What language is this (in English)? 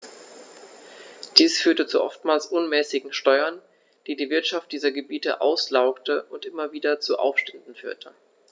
German